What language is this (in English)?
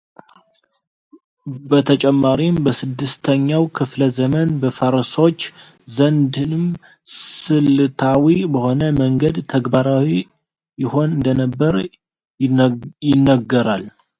Amharic